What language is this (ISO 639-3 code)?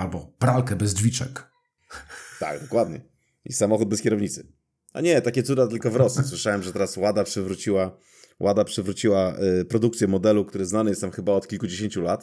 pol